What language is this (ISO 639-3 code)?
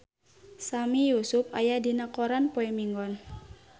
sun